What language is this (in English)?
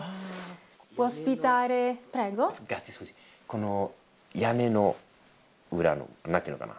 Japanese